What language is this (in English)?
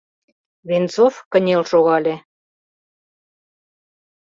Mari